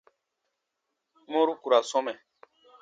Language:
Baatonum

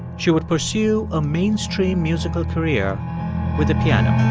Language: English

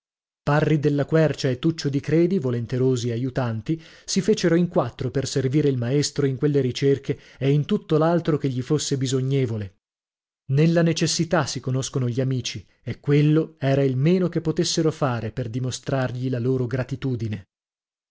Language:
Italian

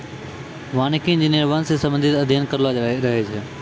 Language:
Maithili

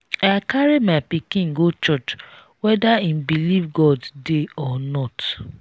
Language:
Nigerian Pidgin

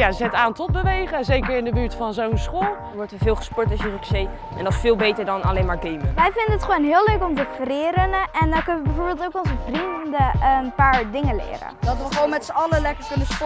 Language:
Dutch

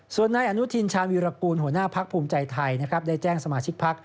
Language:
Thai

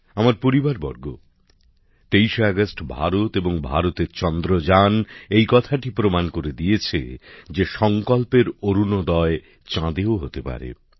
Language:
Bangla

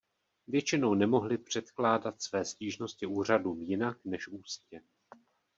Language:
Czech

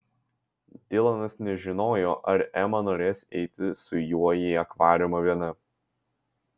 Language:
Lithuanian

